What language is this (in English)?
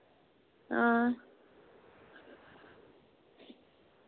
Dogri